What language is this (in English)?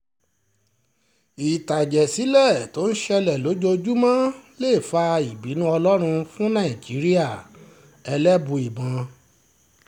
Yoruba